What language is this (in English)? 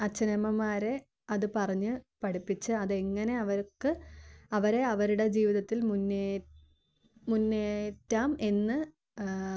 Malayalam